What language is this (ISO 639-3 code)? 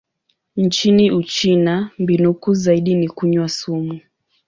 swa